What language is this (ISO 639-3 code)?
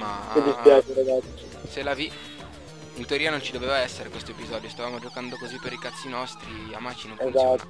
ita